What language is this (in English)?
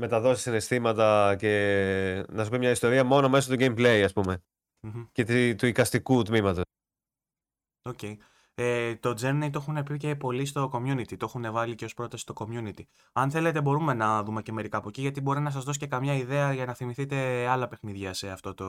Greek